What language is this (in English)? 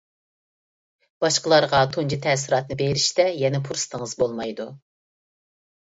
Uyghur